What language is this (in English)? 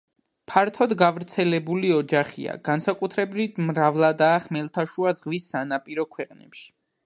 Georgian